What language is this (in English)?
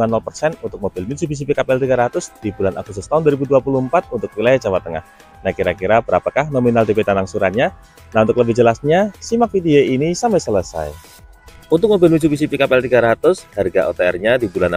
Indonesian